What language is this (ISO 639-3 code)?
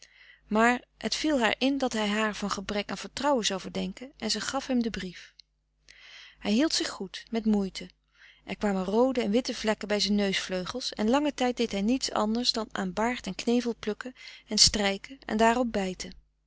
nld